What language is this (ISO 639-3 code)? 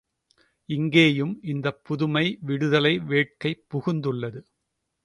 tam